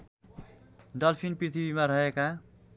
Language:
Nepali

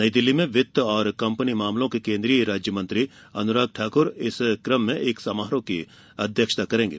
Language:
Hindi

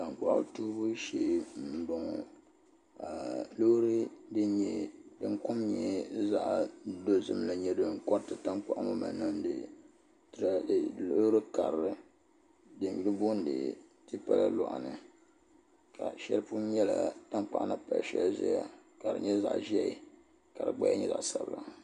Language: Dagbani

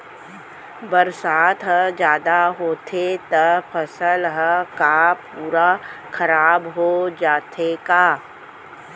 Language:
Chhattisgarhi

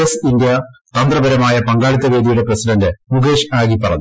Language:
Malayalam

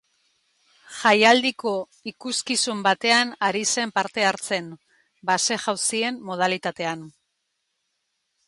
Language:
Basque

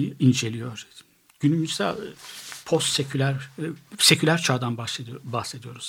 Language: Turkish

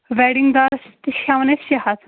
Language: Kashmiri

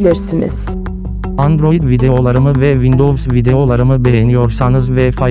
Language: Turkish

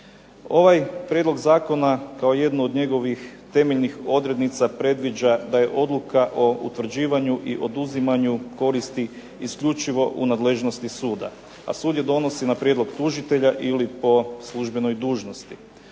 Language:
Croatian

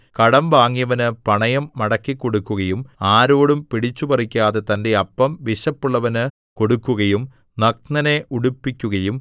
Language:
Malayalam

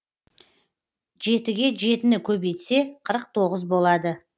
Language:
Kazakh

